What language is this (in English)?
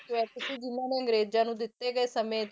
Punjabi